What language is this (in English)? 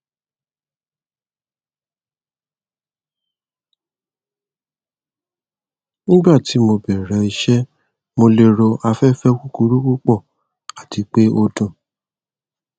Yoruba